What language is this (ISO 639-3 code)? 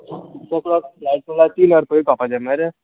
kok